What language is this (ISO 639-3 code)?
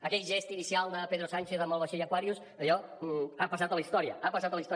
cat